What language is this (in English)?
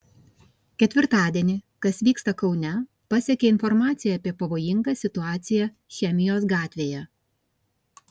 Lithuanian